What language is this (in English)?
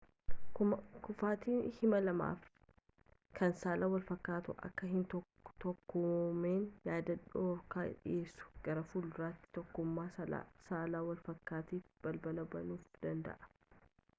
Oromo